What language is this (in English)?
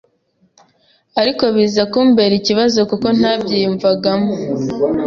Kinyarwanda